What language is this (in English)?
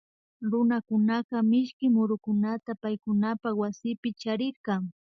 Imbabura Highland Quichua